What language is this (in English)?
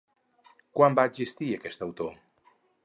Catalan